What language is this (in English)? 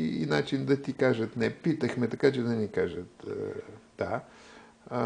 Bulgarian